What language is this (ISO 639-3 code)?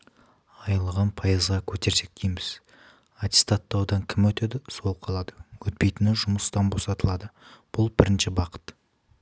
kaz